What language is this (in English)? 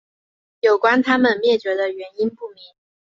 Chinese